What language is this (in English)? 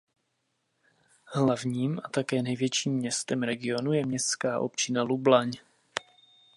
Czech